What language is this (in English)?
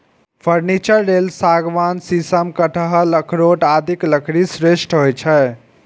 Maithili